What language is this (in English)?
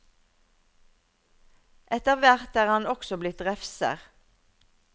Norwegian